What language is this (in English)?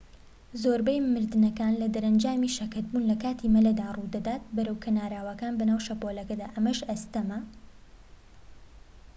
Central Kurdish